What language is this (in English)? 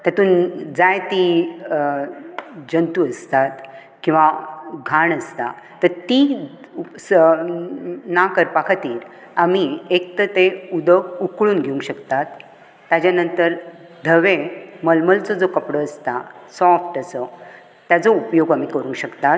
Konkani